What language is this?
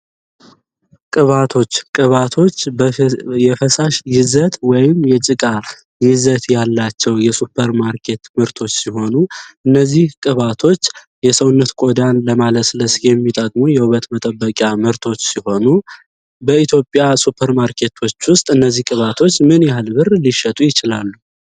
Amharic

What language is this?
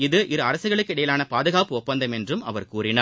Tamil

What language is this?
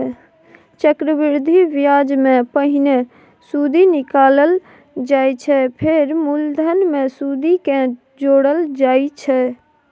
Maithili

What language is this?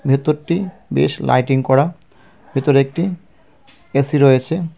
Bangla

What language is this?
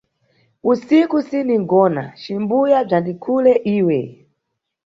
Nyungwe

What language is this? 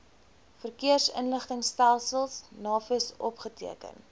Afrikaans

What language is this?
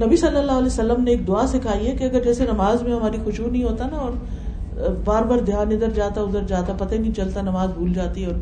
Urdu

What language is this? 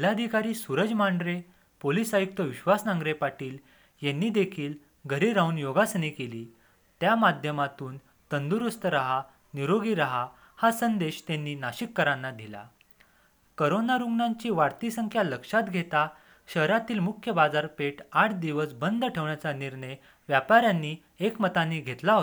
Marathi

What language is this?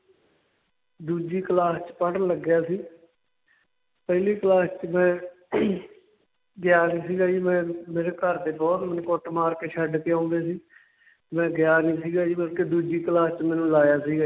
Punjabi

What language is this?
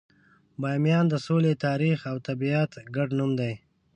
Pashto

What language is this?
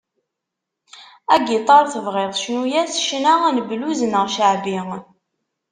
Kabyle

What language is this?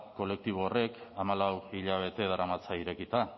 Basque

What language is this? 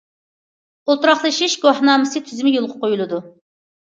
Uyghur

